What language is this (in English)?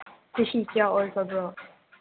Manipuri